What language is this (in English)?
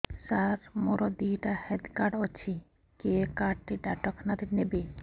Odia